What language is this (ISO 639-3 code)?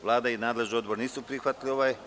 srp